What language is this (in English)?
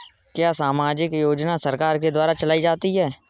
Hindi